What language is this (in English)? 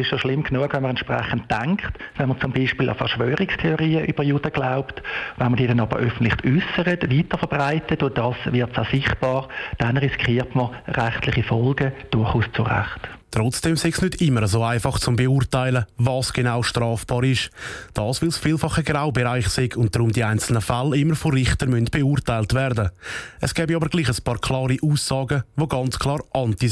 German